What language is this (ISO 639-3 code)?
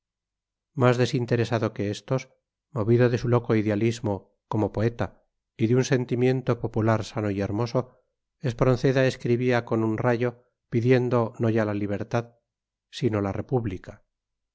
spa